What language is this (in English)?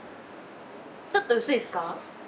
Japanese